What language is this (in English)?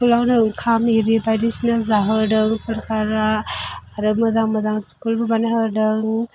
Bodo